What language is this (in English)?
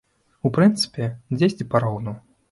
Belarusian